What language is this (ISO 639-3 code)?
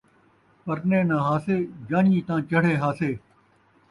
skr